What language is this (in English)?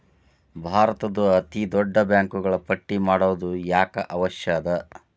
Kannada